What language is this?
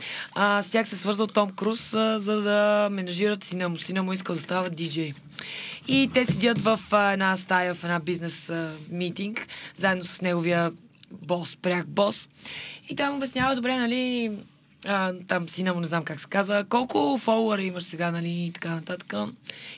Bulgarian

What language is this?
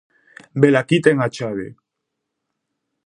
Galician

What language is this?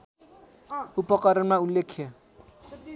Nepali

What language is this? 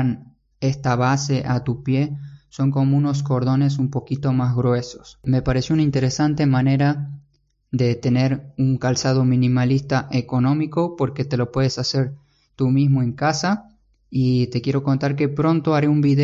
Spanish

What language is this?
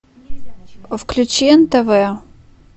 Russian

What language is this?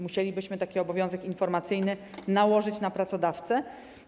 Polish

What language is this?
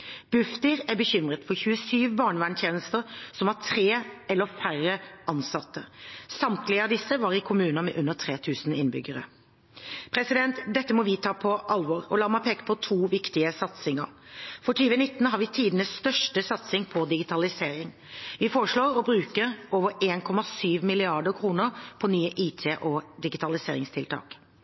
Norwegian Bokmål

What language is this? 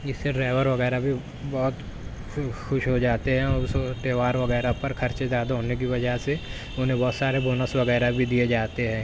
Urdu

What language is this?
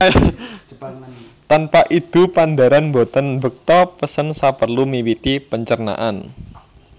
Javanese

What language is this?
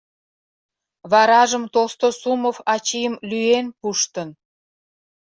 Mari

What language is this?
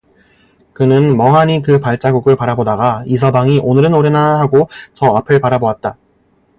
Korean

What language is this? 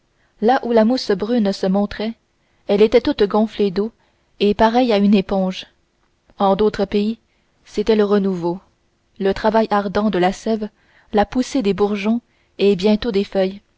French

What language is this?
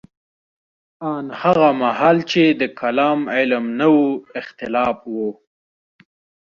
Pashto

